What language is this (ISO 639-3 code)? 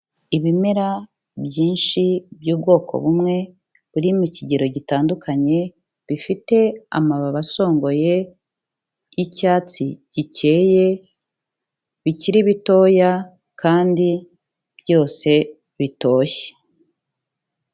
kin